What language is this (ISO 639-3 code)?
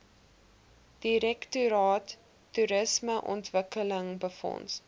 afr